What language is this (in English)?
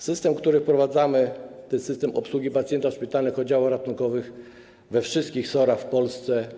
Polish